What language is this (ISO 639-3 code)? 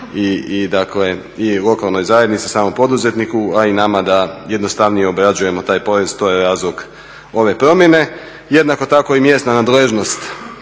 hrv